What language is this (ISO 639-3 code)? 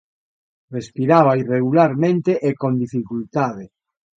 glg